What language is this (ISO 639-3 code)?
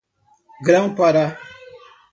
por